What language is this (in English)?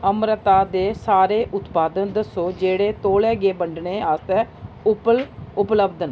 Dogri